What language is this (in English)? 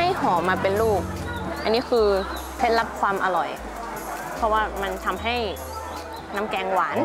Thai